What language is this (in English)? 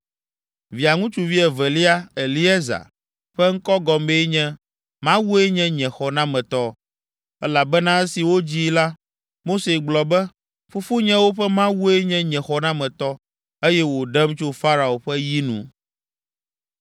Ewe